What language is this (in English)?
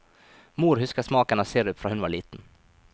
Norwegian